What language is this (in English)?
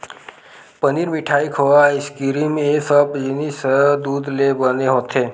Chhattisgarhi